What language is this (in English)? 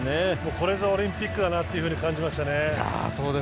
Japanese